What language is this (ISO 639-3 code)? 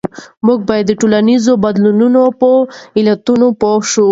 pus